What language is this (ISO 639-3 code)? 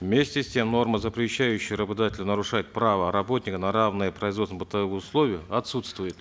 kaz